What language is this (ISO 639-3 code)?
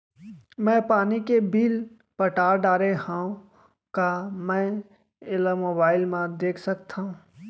hne